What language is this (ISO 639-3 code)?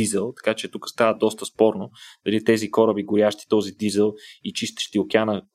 bul